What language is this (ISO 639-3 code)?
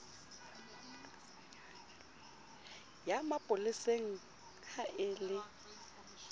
sot